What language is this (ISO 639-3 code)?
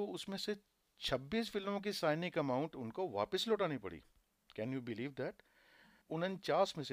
hin